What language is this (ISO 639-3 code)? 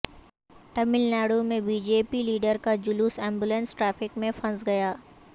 urd